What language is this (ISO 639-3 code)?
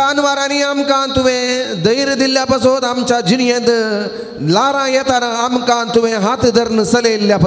ron